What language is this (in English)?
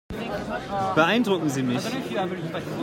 German